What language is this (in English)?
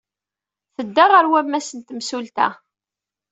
Kabyle